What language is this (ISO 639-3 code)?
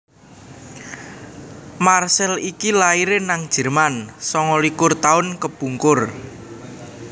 jav